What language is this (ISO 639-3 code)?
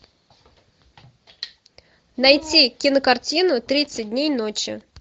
rus